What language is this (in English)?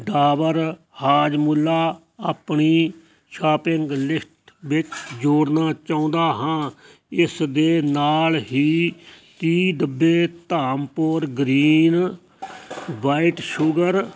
Punjabi